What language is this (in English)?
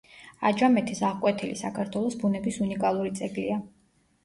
Georgian